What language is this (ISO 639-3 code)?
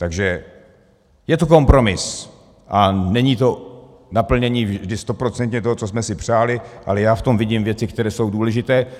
ces